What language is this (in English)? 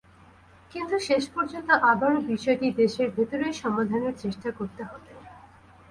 Bangla